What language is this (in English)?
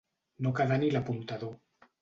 Catalan